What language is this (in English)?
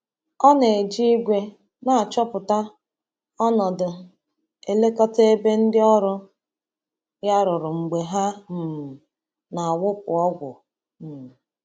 Igbo